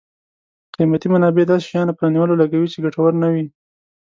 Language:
Pashto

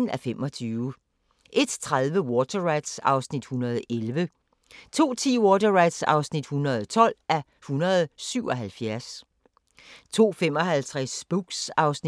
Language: Danish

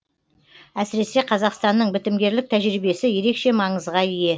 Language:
Kazakh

